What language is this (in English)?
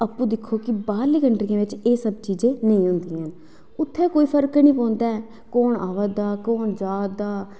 Dogri